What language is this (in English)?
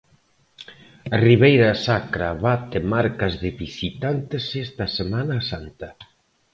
Galician